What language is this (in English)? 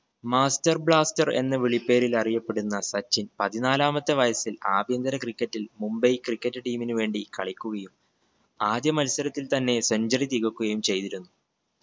Malayalam